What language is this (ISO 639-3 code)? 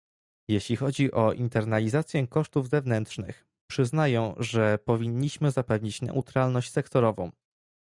pol